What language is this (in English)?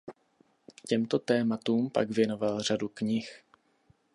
Czech